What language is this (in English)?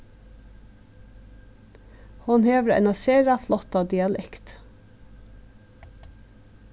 Faroese